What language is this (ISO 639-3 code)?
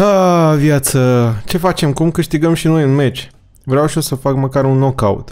ron